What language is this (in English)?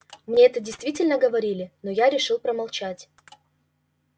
Russian